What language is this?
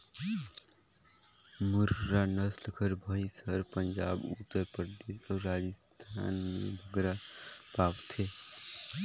Chhattisgarhi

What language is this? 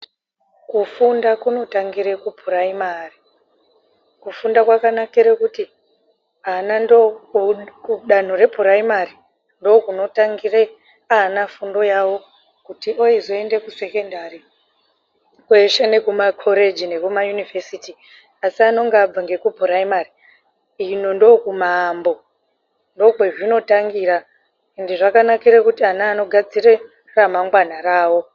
Ndau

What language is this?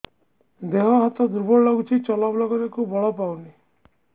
Odia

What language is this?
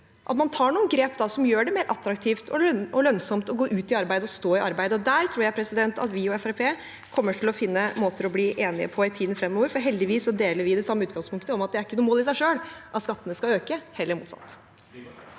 Norwegian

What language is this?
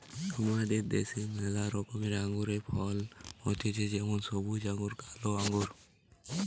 Bangla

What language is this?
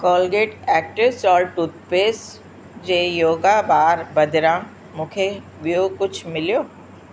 Sindhi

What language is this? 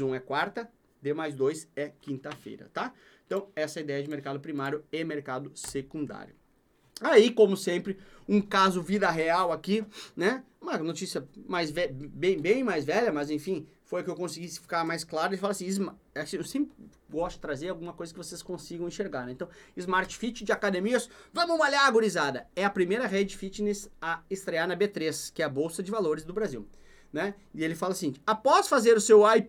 Portuguese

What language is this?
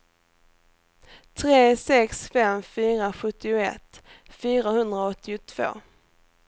Swedish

